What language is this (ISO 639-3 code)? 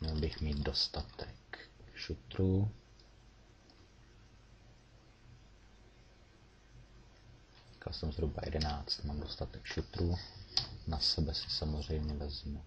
ces